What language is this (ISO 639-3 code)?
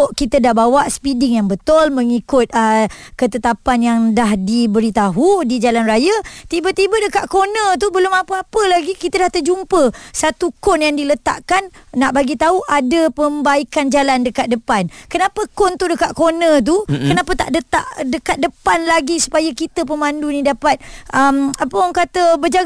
msa